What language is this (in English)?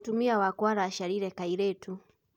Kikuyu